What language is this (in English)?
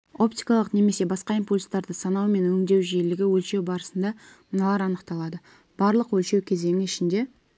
Kazakh